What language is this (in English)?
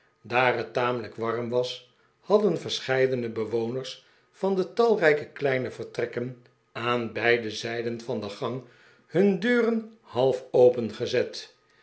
Dutch